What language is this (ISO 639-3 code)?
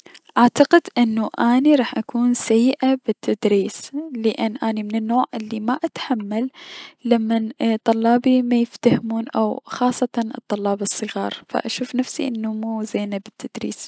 acm